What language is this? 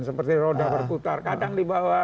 Indonesian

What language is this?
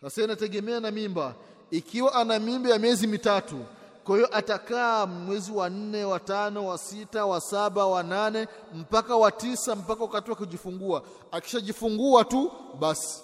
Swahili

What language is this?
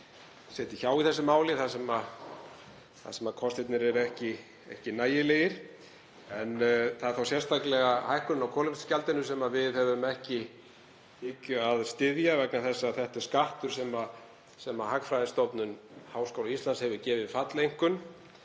Icelandic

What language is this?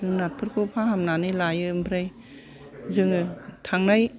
Bodo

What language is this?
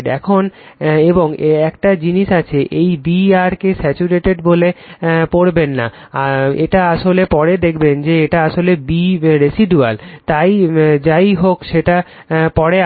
Bangla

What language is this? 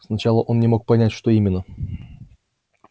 Russian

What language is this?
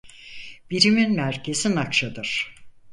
Turkish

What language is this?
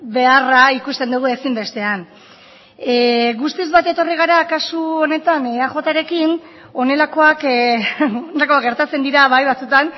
Basque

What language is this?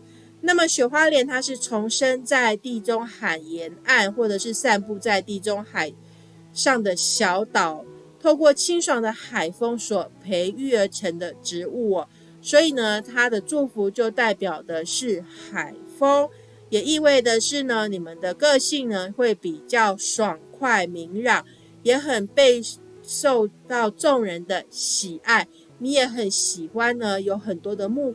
Chinese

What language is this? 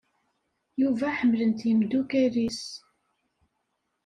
Kabyle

